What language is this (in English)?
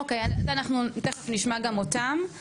Hebrew